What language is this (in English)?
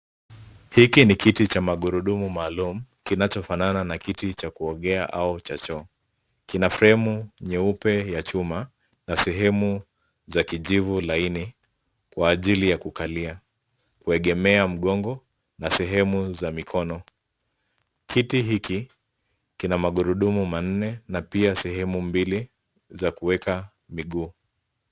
Swahili